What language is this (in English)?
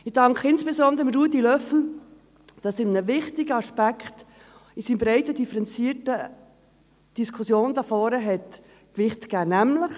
Swiss German